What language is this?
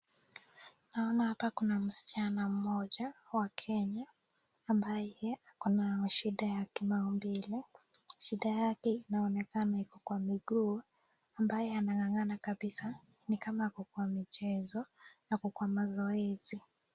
Swahili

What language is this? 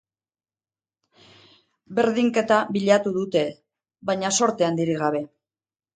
Basque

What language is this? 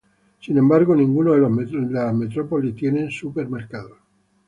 Spanish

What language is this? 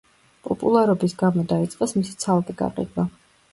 Georgian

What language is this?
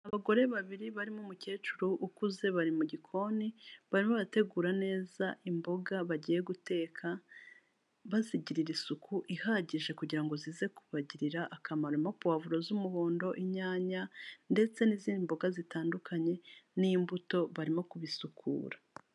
Kinyarwanda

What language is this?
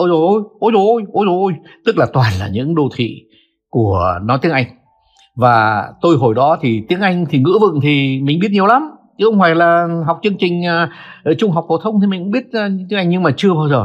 Vietnamese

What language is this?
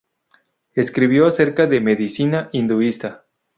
Spanish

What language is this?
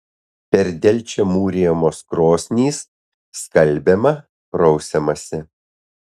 Lithuanian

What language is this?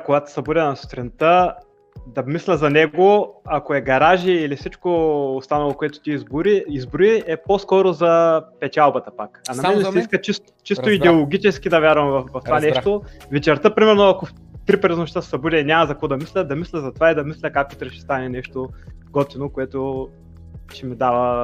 Bulgarian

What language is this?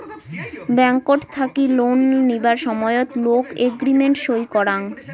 Bangla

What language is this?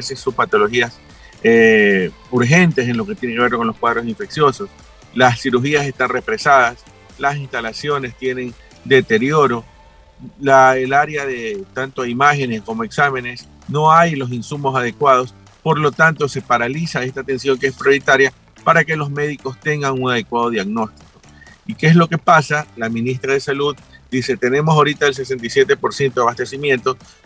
Spanish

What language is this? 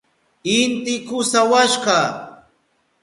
Southern Pastaza Quechua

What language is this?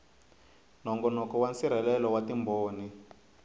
Tsonga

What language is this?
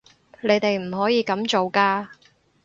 Cantonese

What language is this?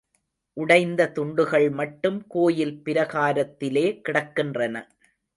Tamil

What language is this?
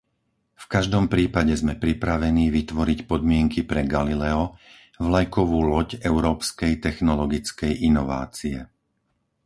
Slovak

